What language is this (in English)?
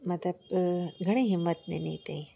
Sindhi